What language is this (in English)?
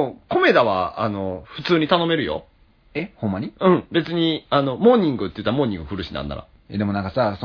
Japanese